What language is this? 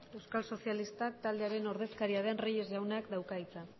Basque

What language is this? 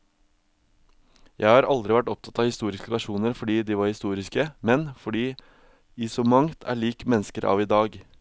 Norwegian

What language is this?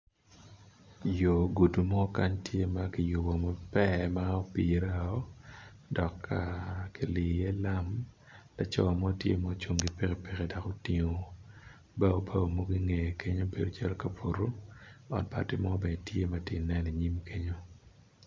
Acoli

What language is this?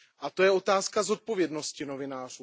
Czech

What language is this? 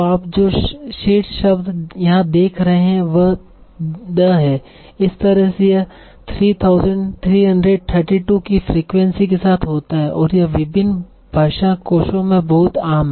Hindi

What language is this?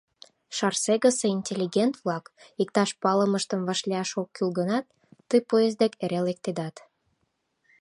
Mari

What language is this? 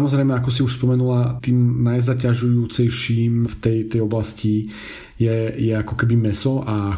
Slovak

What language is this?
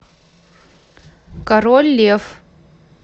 Russian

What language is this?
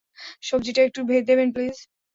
Bangla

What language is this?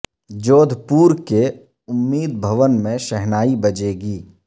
Urdu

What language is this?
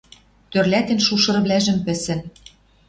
Western Mari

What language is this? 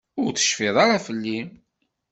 Kabyle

